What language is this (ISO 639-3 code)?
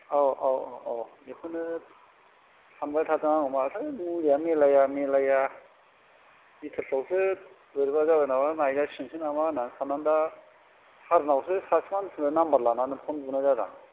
brx